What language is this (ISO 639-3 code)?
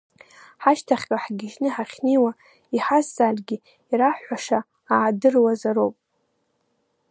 abk